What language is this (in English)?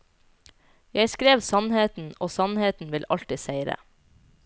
Norwegian